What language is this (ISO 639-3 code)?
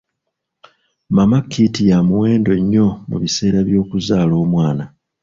lug